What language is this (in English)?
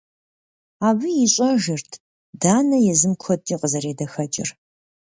Kabardian